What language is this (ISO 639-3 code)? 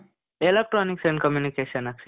kan